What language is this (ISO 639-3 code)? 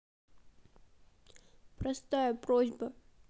rus